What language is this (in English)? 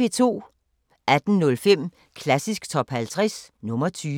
Danish